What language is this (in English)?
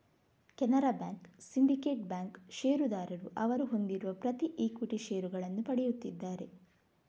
Kannada